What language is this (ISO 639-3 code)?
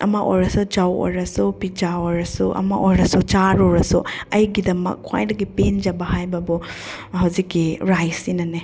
mni